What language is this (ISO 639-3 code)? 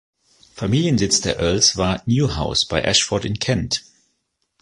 deu